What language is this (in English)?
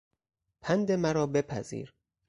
Persian